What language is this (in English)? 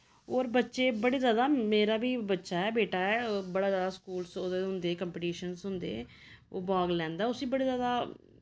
Dogri